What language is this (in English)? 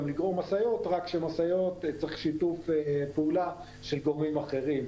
Hebrew